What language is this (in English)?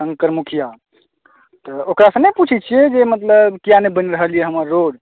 Maithili